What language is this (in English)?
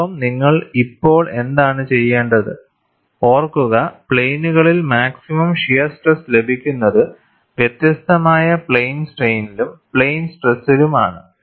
Malayalam